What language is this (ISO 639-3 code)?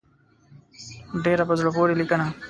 pus